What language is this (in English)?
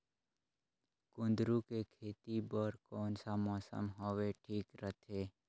Chhattisgarhi